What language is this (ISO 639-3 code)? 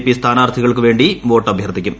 mal